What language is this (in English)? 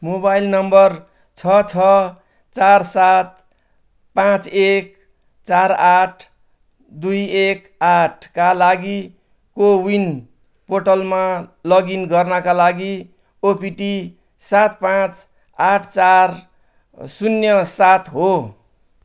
Nepali